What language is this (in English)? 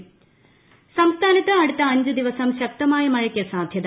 Malayalam